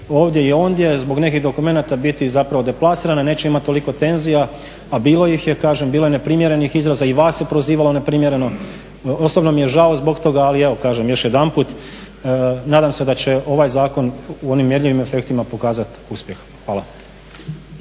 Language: Croatian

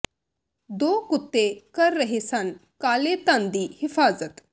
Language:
Punjabi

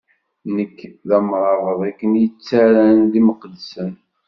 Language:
Kabyle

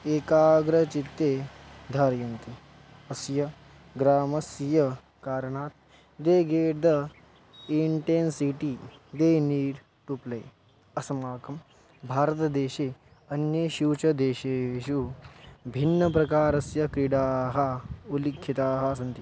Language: Sanskrit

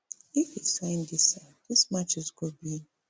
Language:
Nigerian Pidgin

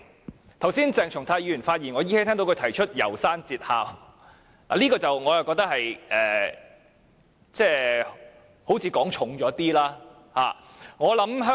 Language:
Cantonese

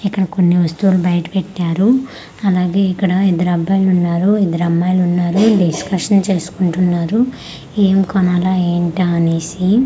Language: Telugu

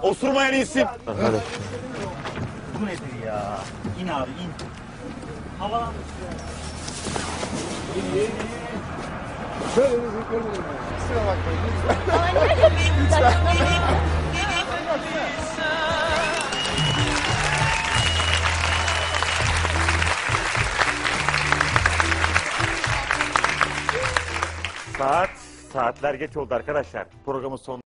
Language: Turkish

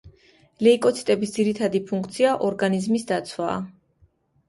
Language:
Georgian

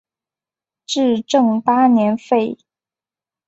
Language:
Chinese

